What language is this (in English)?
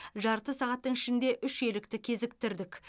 Kazakh